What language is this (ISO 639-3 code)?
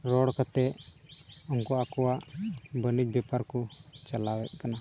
sat